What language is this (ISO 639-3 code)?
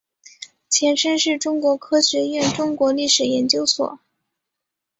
zho